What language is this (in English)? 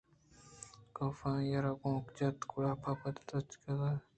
Eastern Balochi